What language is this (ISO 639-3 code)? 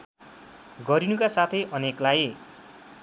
nep